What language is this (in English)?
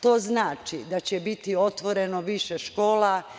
Serbian